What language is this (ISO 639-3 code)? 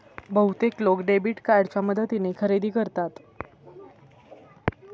mar